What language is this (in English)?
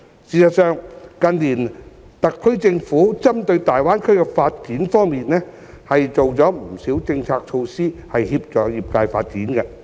Cantonese